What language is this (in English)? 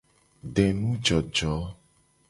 Gen